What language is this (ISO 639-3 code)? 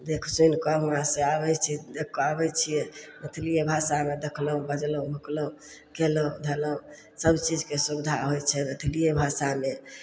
mai